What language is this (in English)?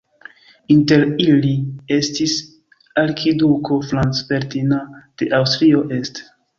Esperanto